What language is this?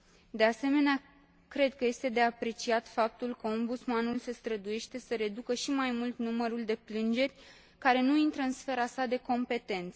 Romanian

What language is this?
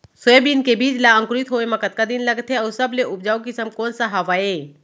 Chhattisgarhi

